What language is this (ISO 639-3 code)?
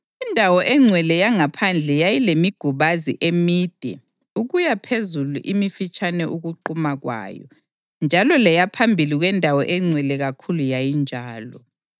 nde